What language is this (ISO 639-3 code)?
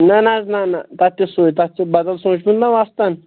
kas